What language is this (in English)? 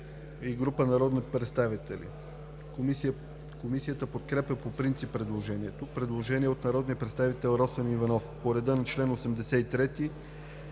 Bulgarian